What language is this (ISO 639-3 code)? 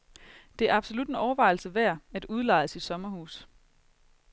dan